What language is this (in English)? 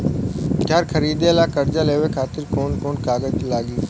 Bhojpuri